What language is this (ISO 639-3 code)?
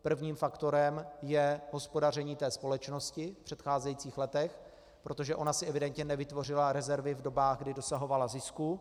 ces